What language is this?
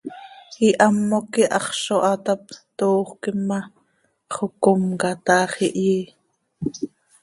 Seri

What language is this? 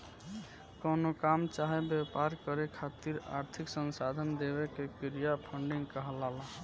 Bhojpuri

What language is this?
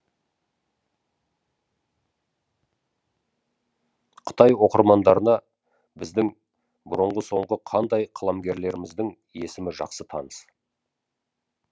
Kazakh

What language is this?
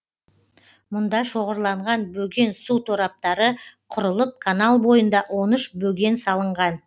Kazakh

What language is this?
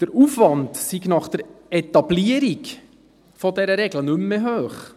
Swiss German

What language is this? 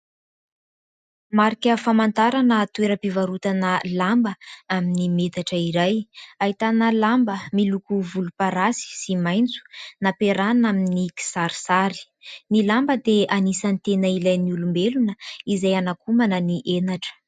Malagasy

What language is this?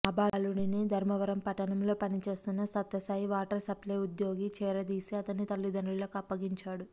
Telugu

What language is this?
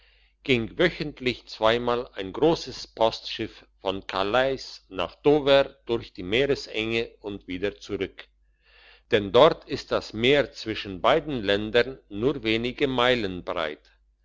German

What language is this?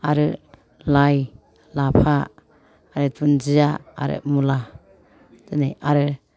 Bodo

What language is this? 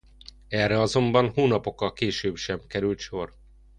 Hungarian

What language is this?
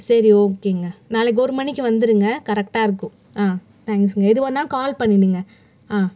Tamil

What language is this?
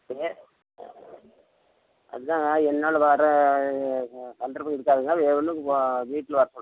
Tamil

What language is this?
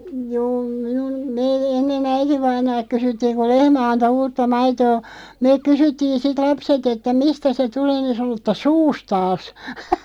Finnish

